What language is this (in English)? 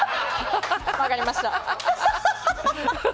Japanese